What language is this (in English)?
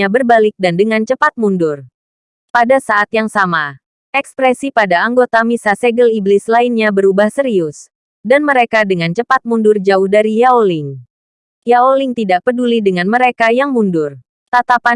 Indonesian